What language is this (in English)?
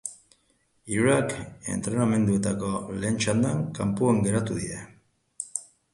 Basque